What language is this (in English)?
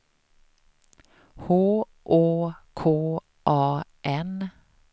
Swedish